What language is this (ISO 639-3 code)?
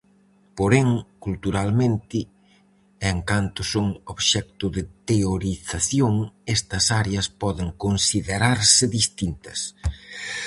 glg